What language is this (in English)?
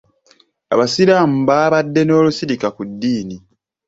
Ganda